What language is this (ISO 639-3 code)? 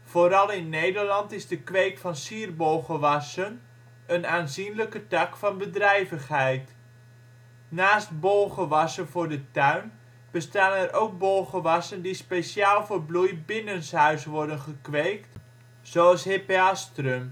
nld